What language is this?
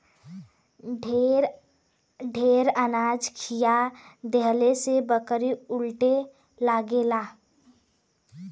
Bhojpuri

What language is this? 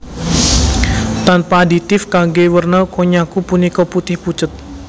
Javanese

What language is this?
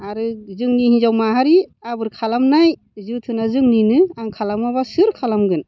Bodo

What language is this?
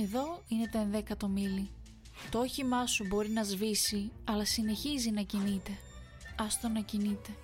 Greek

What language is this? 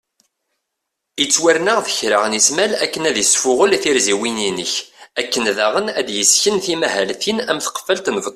Kabyle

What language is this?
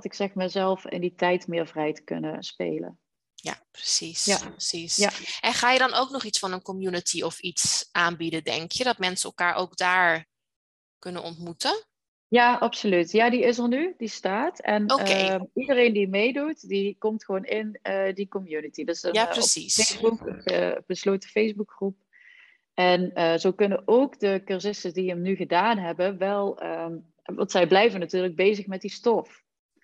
Dutch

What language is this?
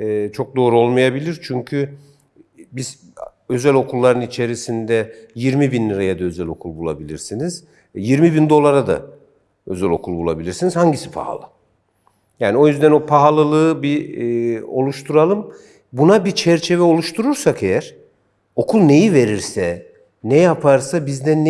Turkish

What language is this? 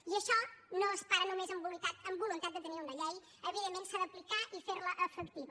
Catalan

